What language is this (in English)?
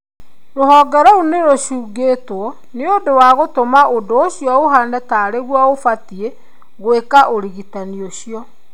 Kikuyu